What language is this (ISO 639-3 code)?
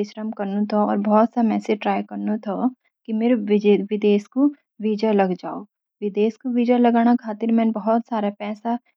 gbm